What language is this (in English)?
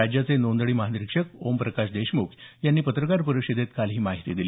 Marathi